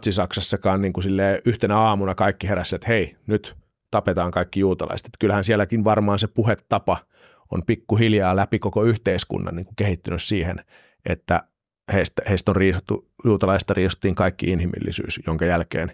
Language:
Finnish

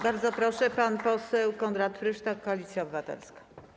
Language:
Polish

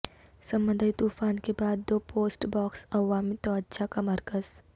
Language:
Urdu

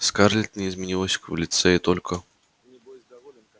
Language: Russian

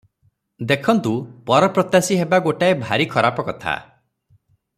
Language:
Odia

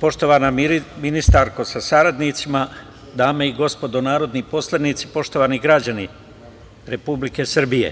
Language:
Serbian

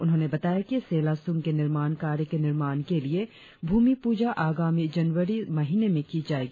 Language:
Hindi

